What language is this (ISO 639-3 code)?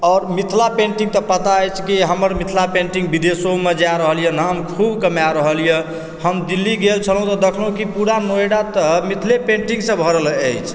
mai